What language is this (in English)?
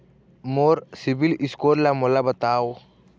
Chhattisgarhi